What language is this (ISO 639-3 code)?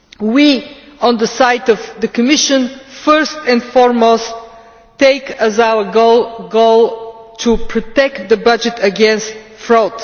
eng